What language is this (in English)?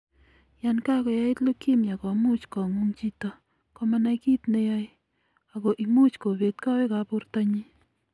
Kalenjin